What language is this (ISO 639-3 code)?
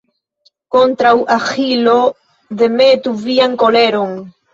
epo